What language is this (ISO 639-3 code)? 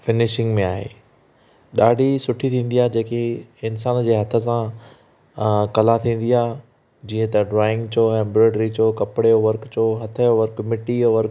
snd